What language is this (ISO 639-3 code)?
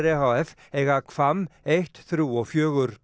isl